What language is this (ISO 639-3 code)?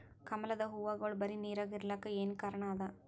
kan